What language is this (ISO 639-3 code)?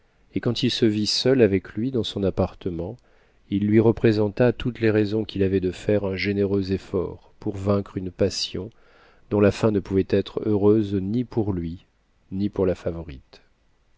fra